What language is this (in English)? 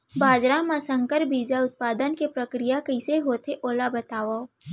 Chhattisgarhi